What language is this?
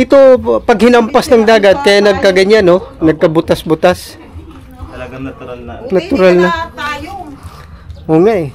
Filipino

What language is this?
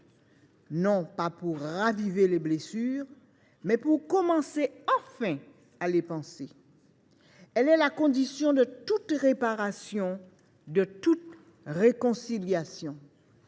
French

